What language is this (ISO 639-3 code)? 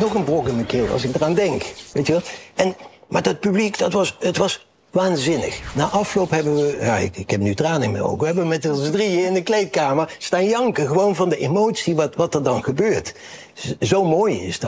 nld